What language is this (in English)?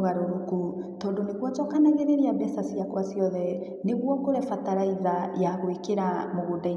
Kikuyu